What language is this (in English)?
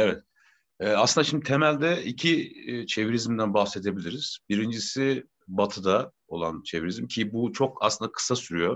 Turkish